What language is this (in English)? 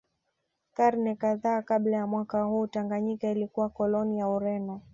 Swahili